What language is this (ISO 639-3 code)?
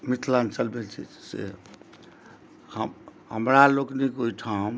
mai